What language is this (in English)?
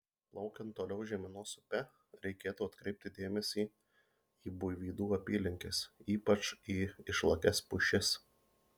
Lithuanian